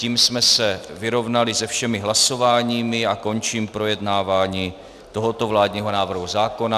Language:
Czech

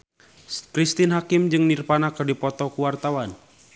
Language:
Sundanese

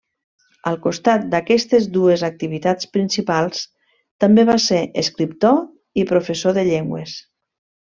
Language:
Catalan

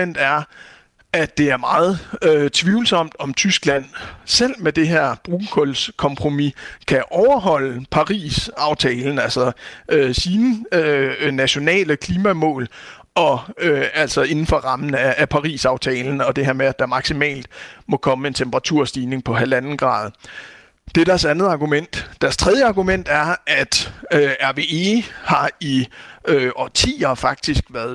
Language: Danish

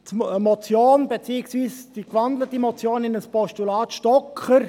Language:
Swiss German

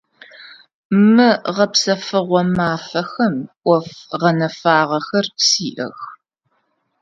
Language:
Adyghe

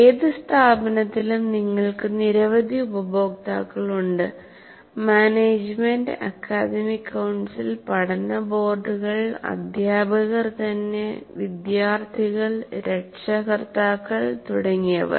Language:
Malayalam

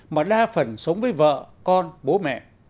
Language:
Vietnamese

